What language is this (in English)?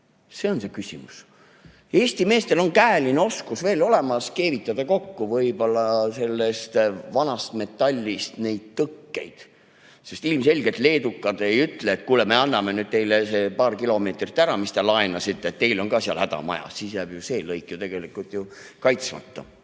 Estonian